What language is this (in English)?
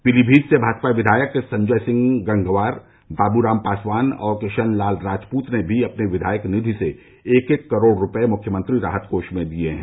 Hindi